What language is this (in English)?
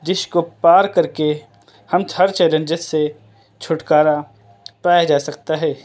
Urdu